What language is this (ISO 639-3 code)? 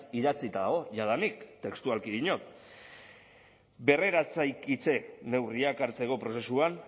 eus